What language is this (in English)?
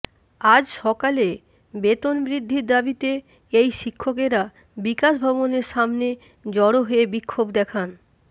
Bangla